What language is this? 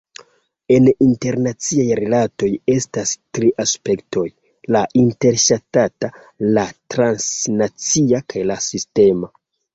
Esperanto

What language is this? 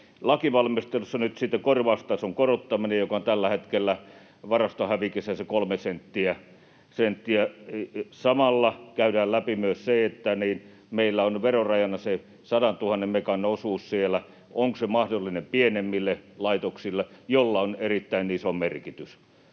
Finnish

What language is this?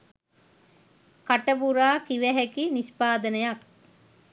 Sinhala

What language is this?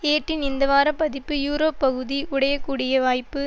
Tamil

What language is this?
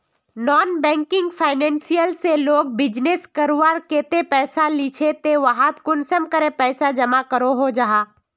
Magahi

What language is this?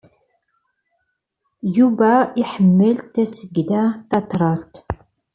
Kabyle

